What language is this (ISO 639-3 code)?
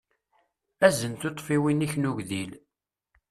kab